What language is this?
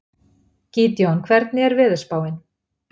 Icelandic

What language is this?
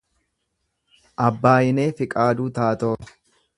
Oromo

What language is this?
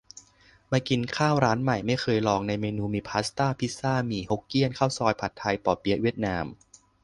Thai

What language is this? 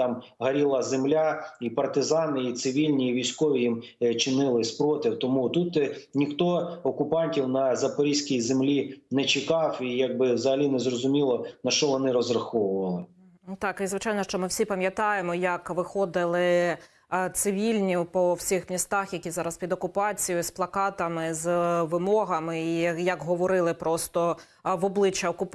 Ukrainian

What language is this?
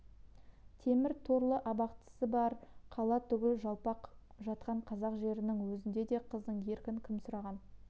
Kazakh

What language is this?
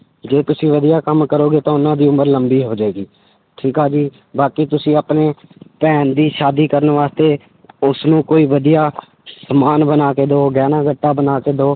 Punjabi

